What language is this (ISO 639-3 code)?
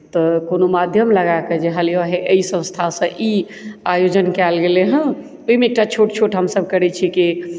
mai